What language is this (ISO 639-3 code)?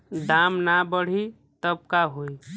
bho